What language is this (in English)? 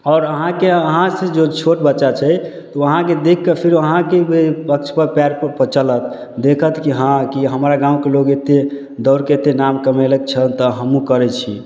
Maithili